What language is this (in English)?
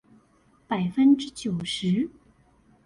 Chinese